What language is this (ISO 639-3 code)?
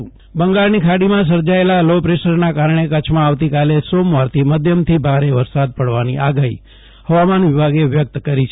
guj